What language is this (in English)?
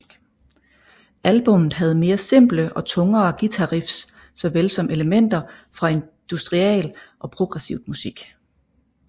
Danish